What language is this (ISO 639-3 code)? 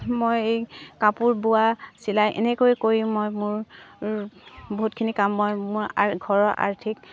asm